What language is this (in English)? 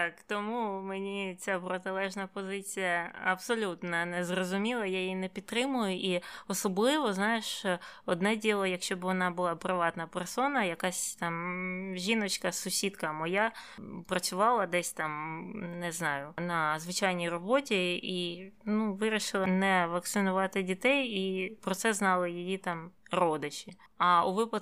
Ukrainian